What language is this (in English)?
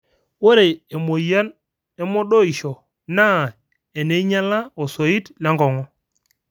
Masai